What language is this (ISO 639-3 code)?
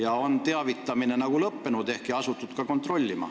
est